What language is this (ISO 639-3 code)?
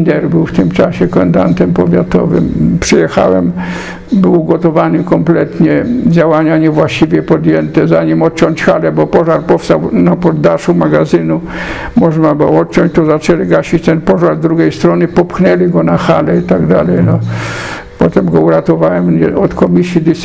pol